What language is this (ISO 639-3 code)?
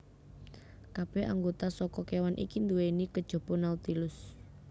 jav